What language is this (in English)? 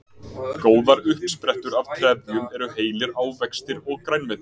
Icelandic